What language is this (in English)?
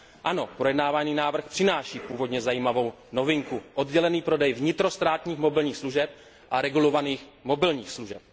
Czech